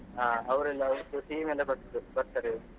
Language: Kannada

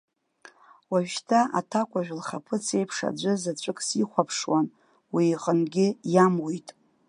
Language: Abkhazian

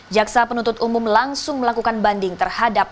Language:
Indonesian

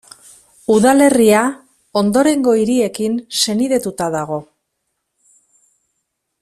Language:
Basque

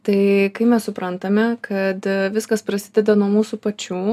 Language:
Lithuanian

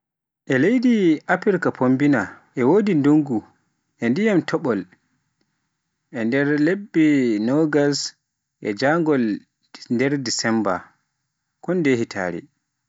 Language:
Pular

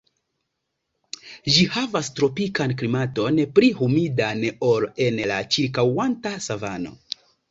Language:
Esperanto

